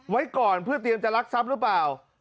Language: Thai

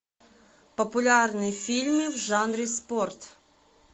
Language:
Russian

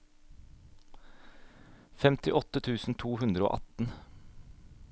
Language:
Norwegian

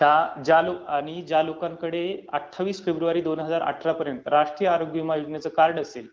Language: Marathi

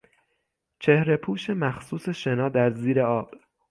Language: Persian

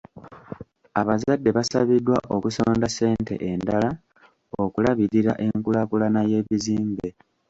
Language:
Ganda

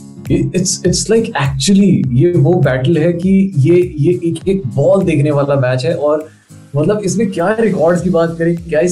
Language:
Hindi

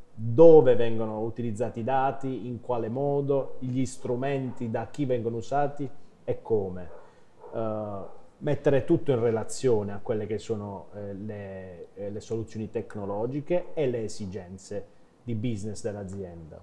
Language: Italian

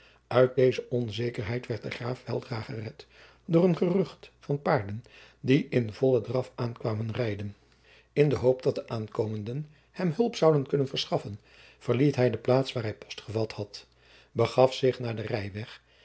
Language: Dutch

